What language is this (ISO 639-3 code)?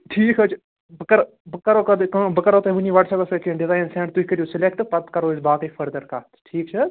kas